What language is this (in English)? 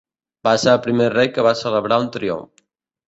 Catalan